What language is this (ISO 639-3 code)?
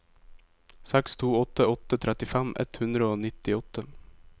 nor